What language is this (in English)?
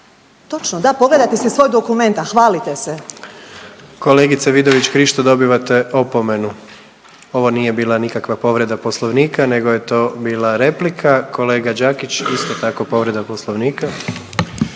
Croatian